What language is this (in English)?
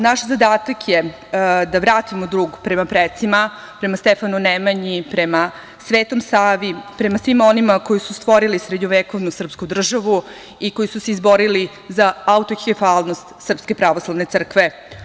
Serbian